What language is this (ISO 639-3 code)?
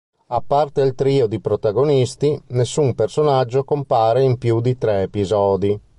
ita